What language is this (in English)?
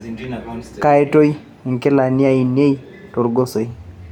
Masai